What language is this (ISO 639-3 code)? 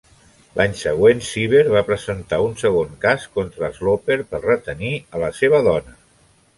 cat